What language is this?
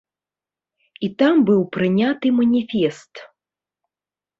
Belarusian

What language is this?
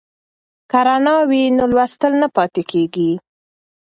Pashto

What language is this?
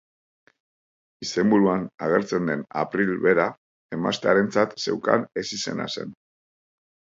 Basque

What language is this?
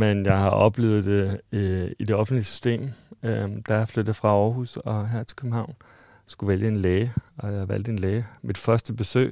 Danish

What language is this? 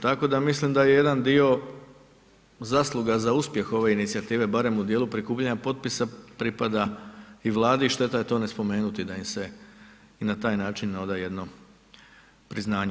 Croatian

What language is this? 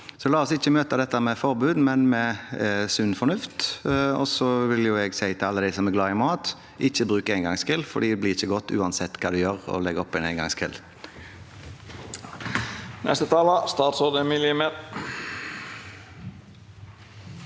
Norwegian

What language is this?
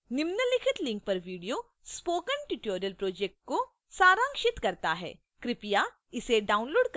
Hindi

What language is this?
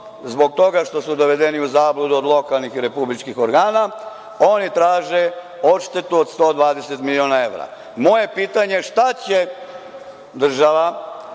Serbian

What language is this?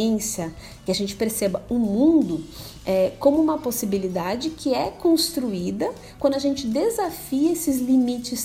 Portuguese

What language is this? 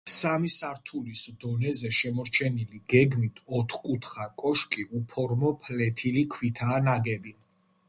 Georgian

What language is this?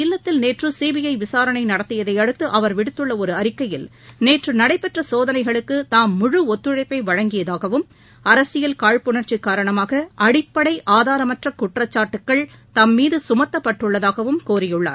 Tamil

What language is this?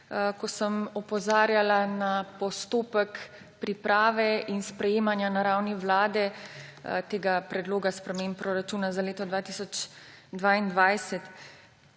Slovenian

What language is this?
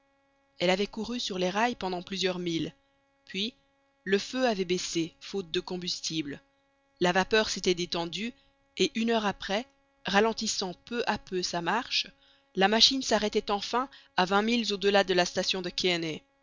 French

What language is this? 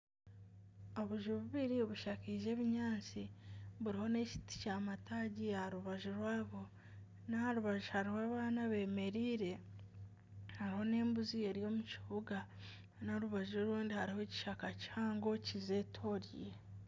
Nyankole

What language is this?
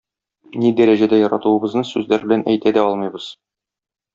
Tatar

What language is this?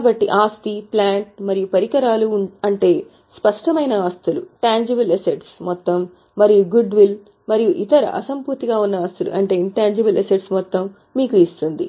Telugu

